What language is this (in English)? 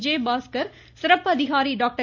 Tamil